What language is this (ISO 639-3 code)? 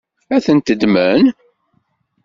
kab